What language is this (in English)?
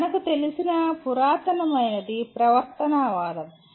Telugu